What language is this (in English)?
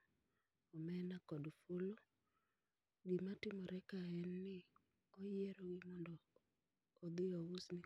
Luo (Kenya and Tanzania)